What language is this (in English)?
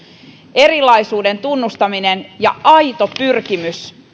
Finnish